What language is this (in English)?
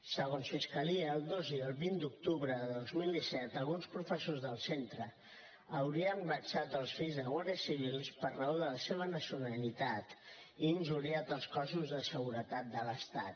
Catalan